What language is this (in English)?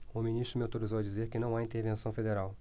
Portuguese